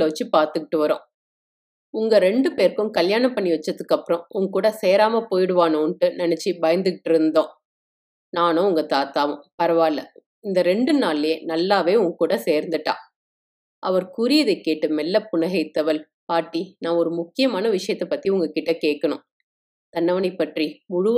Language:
Tamil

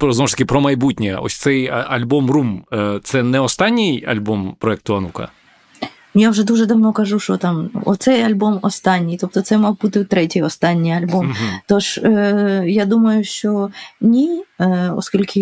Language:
Ukrainian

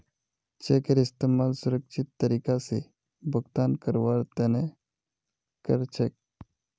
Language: Magahi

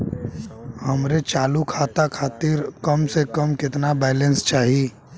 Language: Bhojpuri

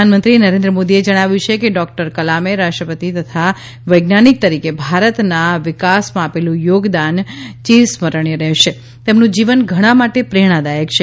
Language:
Gujarati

